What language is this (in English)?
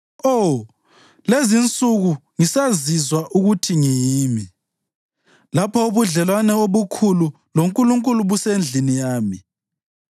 North Ndebele